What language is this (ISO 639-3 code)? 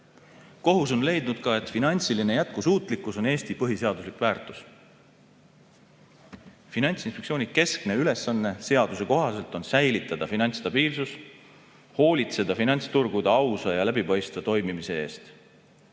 est